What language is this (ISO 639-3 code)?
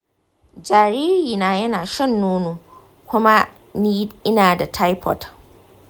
hau